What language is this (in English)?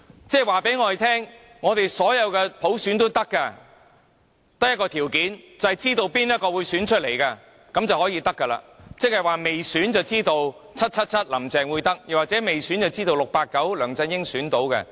Cantonese